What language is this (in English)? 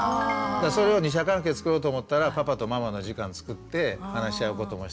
Japanese